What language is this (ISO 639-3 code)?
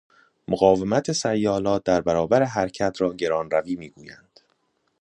fas